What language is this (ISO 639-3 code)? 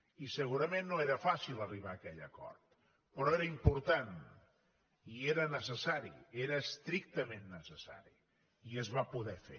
cat